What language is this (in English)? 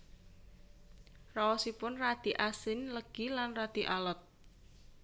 Javanese